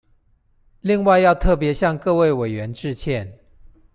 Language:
Chinese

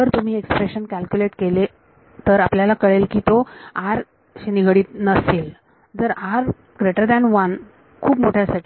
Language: Marathi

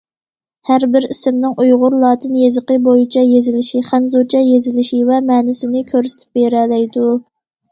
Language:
Uyghur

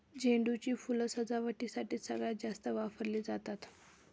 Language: Marathi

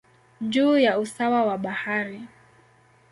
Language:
Swahili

